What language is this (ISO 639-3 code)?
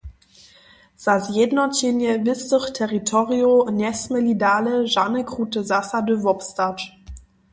hsb